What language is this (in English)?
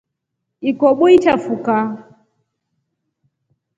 Rombo